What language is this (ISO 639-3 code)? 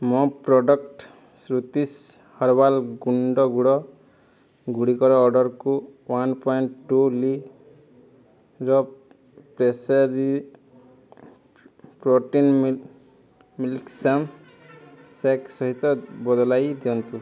ori